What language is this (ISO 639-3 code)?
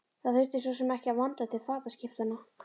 isl